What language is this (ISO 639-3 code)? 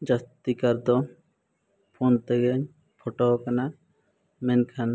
sat